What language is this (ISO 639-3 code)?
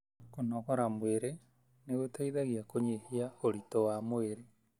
kik